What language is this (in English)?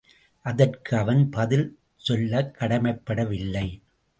Tamil